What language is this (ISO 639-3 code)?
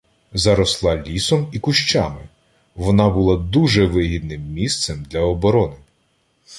ukr